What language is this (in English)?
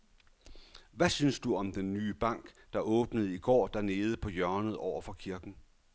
Danish